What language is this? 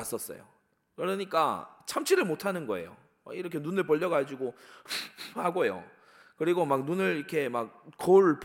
Korean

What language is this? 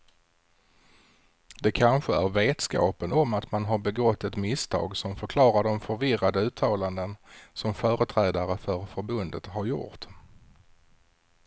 Swedish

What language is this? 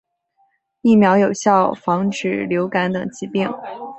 Chinese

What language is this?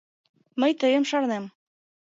Mari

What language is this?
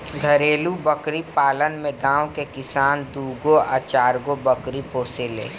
Bhojpuri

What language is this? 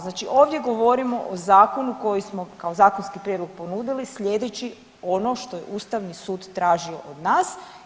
Croatian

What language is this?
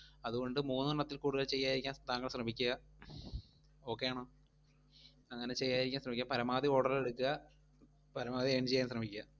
Malayalam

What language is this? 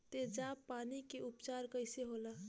Bhojpuri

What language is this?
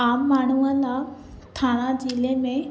Sindhi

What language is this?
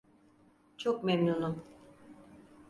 Turkish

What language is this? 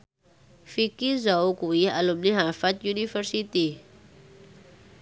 Javanese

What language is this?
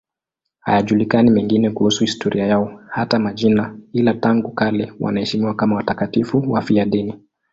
Swahili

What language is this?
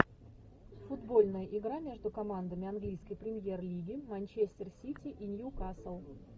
Russian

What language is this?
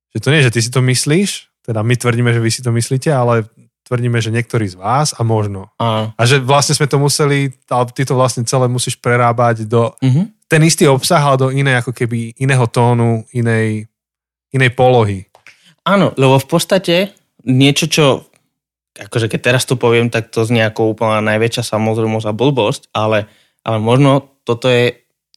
Slovak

